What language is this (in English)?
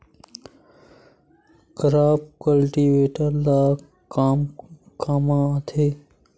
Chhattisgarhi